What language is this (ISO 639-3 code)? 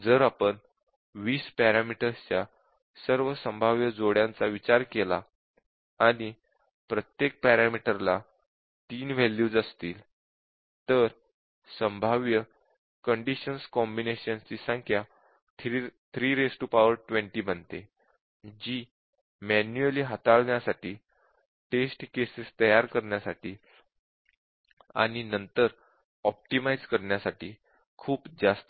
mar